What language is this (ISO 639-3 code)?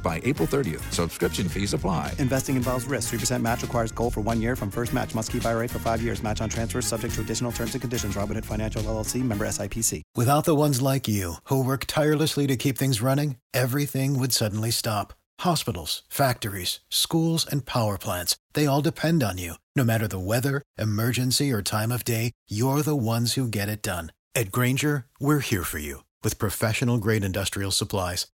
ron